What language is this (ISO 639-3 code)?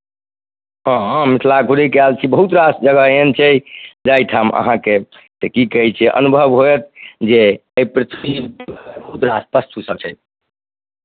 mai